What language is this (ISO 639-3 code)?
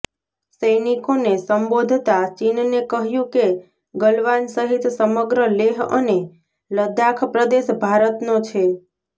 guj